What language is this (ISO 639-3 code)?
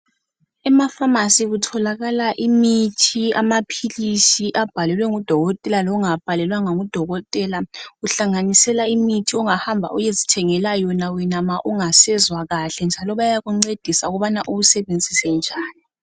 nde